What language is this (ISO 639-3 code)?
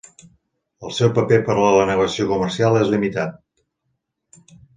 cat